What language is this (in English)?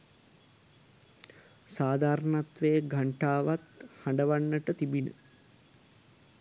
Sinhala